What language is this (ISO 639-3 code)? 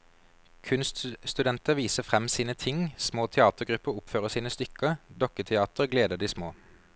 nor